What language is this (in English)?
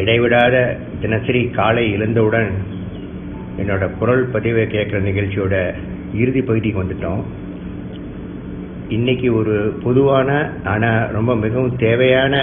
Tamil